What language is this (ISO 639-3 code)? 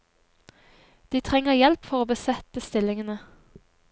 nor